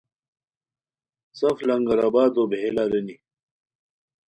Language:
Khowar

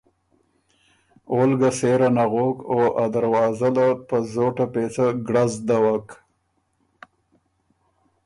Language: Ormuri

